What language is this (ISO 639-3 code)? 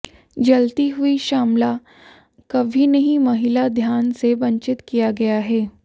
hin